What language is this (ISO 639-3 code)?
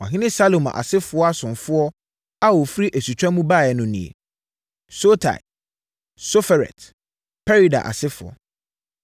aka